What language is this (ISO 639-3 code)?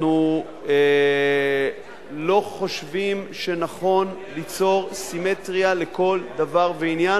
heb